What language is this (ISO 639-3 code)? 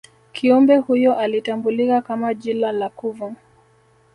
swa